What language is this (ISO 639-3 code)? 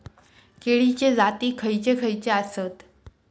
mar